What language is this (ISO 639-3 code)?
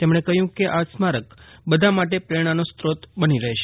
guj